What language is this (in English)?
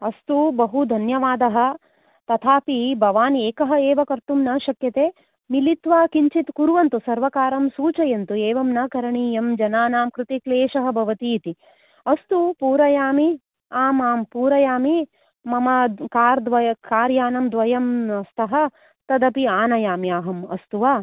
Sanskrit